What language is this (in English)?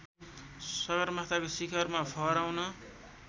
Nepali